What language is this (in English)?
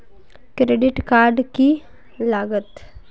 Magahi